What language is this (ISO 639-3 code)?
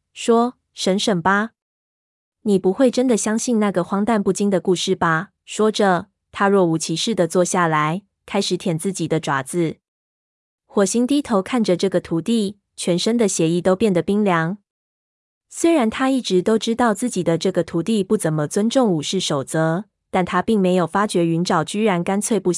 zho